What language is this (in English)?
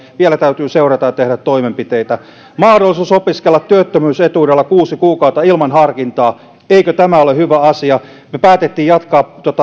Finnish